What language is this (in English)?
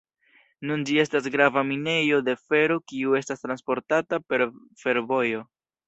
Esperanto